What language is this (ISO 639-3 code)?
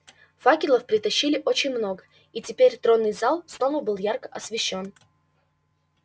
rus